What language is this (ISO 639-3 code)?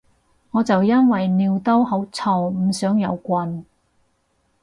yue